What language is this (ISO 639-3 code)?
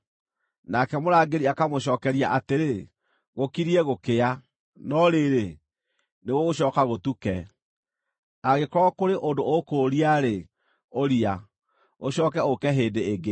kik